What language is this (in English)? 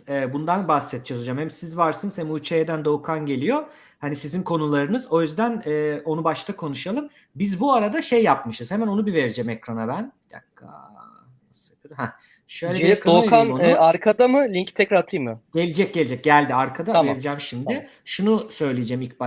Turkish